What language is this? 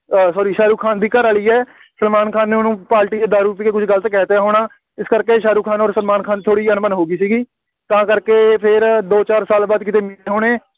Punjabi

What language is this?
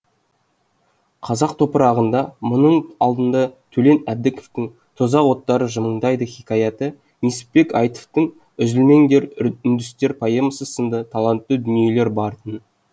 Kazakh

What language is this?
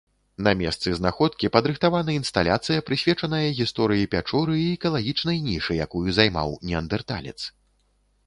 Belarusian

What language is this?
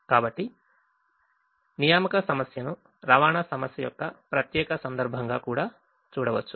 Telugu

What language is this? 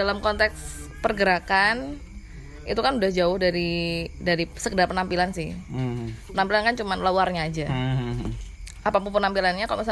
Indonesian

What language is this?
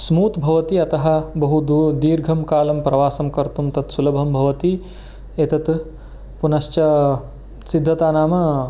Sanskrit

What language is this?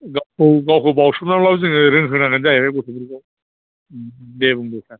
Bodo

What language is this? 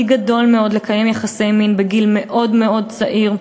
Hebrew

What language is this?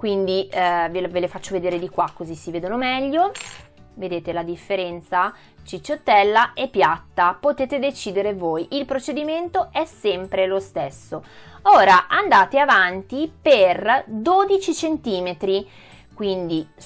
Italian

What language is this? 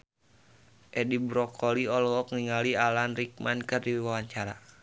Sundanese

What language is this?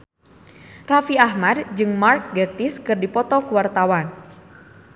Sundanese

